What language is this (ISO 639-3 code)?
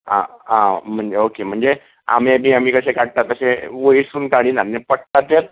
kok